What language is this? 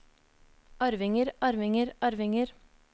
Norwegian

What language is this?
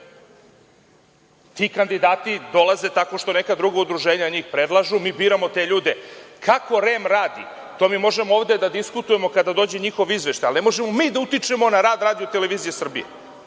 Serbian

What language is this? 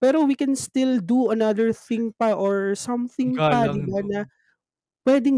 Filipino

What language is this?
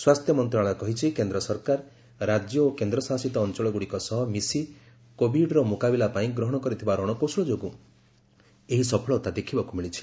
Odia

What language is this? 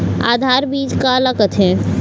Chhattisgarhi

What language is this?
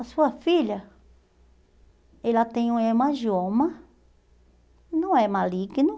Portuguese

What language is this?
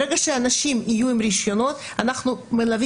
Hebrew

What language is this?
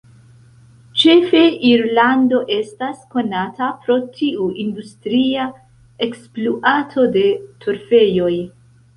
Esperanto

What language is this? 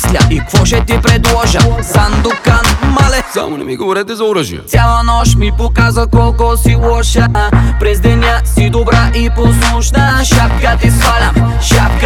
Bulgarian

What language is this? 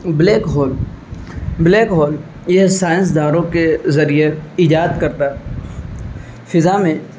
Urdu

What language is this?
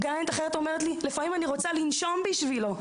Hebrew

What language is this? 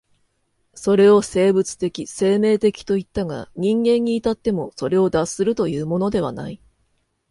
Japanese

